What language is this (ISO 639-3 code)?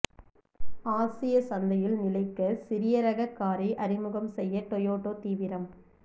tam